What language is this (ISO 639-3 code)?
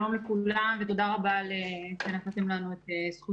heb